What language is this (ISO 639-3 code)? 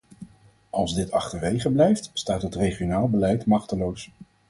nld